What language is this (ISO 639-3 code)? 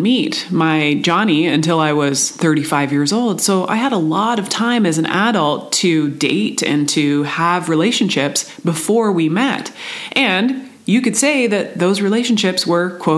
eng